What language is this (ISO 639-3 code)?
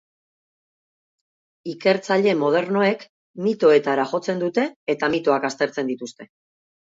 eus